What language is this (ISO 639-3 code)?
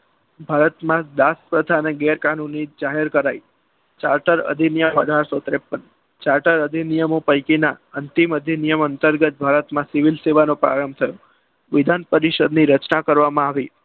guj